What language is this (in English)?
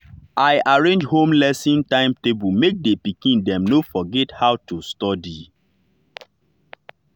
Nigerian Pidgin